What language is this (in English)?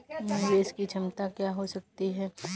Hindi